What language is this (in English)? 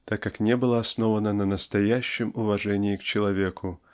Russian